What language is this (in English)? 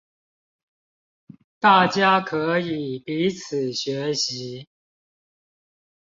Chinese